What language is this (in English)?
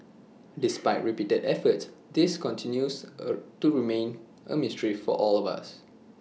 English